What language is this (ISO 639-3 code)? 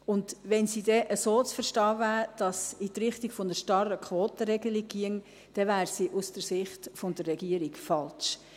gsw